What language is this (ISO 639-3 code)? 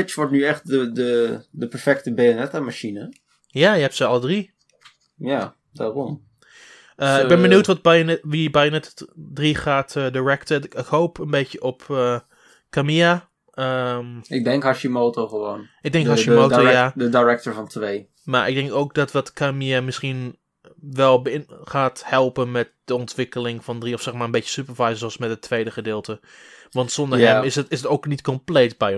nld